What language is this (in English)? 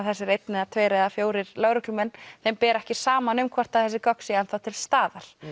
Icelandic